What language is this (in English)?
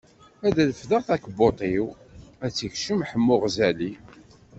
Kabyle